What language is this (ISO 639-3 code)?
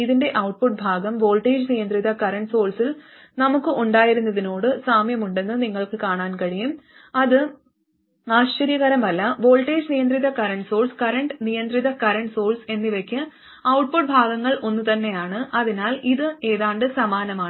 mal